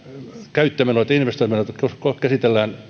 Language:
Finnish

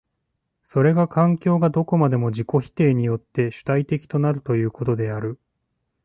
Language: Japanese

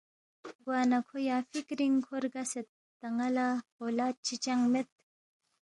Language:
Balti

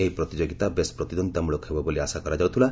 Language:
Odia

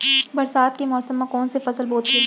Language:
Chhattisgarhi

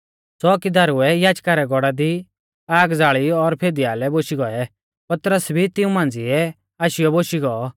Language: Mahasu Pahari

